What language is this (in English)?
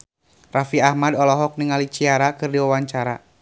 Sundanese